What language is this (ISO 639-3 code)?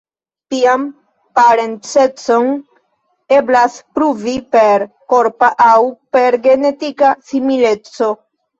epo